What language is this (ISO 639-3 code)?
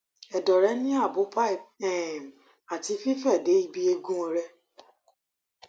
yor